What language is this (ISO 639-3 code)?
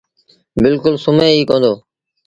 sbn